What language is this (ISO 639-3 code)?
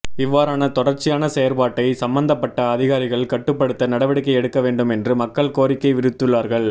tam